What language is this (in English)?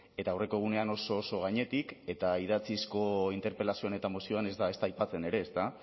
Basque